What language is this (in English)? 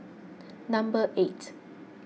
English